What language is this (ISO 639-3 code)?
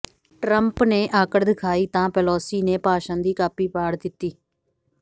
pan